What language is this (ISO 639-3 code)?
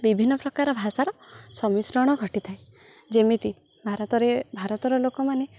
ori